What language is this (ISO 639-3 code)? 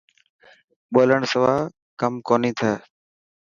mki